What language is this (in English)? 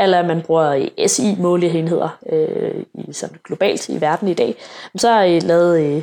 Danish